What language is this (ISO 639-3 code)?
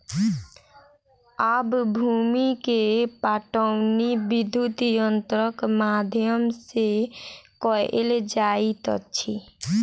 mai